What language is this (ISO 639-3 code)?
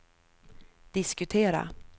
swe